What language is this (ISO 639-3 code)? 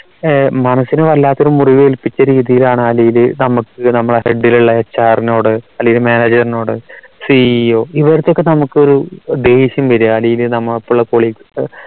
mal